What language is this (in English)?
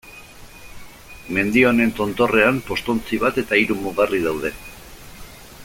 Basque